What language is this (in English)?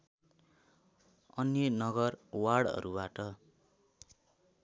Nepali